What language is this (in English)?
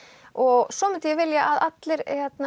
Icelandic